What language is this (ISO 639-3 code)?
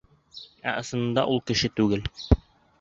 bak